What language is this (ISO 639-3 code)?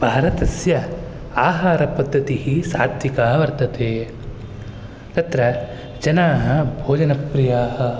san